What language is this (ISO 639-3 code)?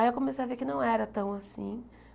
por